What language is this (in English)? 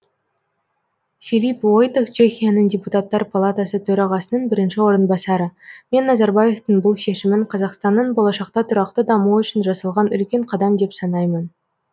Kazakh